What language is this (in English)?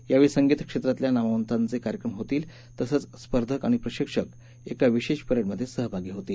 Marathi